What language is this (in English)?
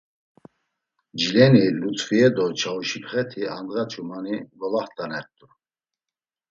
Laz